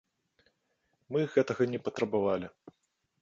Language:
Belarusian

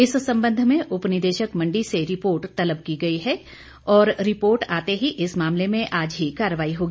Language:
Hindi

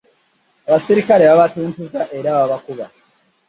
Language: Ganda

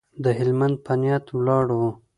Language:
Pashto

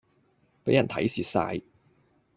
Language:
Cantonese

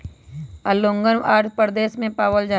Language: Magahi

